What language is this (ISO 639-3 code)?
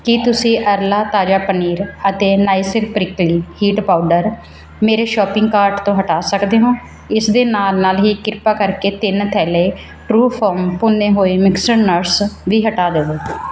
pan